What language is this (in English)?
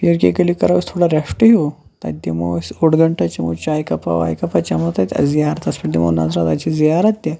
Kashmiri